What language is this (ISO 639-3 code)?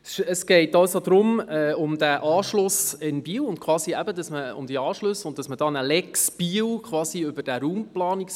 gsw